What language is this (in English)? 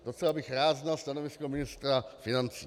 Czech